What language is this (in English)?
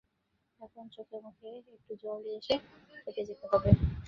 Bangla